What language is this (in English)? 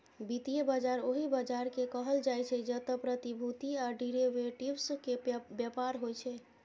Maithili